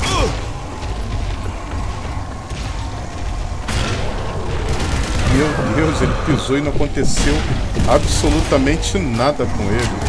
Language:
Portuguese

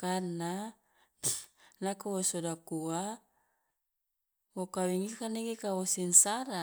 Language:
Loloda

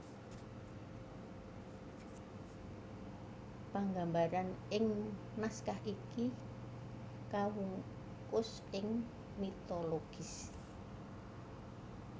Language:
Javanese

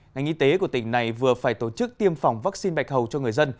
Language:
Vietnamese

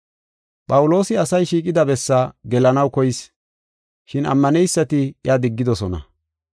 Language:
Gofa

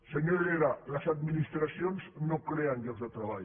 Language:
Catalan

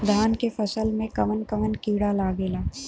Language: Bhojpuri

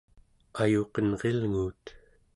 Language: Central Yupik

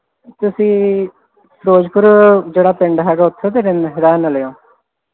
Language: Punjabi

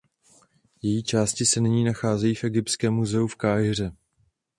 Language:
Czech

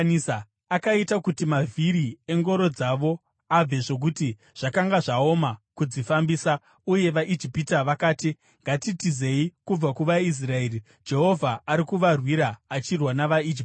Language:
Shona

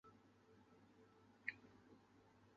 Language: Chinese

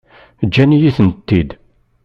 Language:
Kabyle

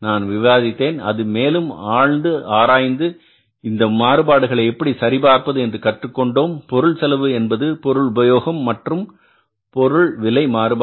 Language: Tamil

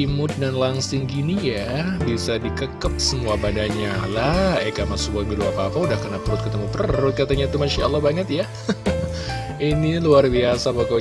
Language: Indonesian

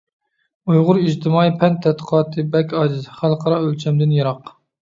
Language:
Uyghur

